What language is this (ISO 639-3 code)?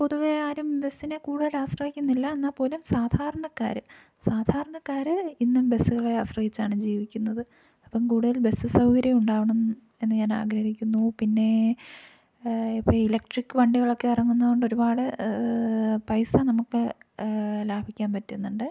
mal